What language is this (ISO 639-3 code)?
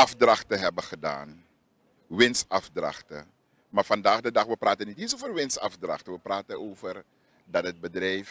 nld